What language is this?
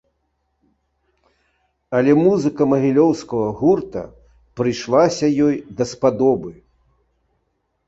Belarusian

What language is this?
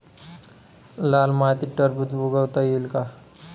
Marathi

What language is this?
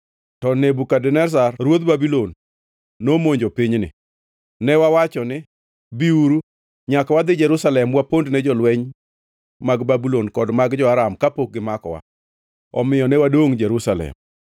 Luo (Kenya and Tanzania)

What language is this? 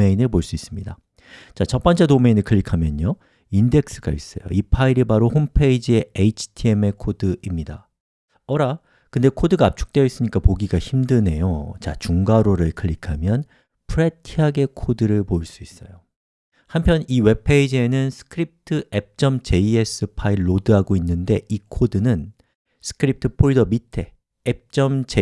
Korean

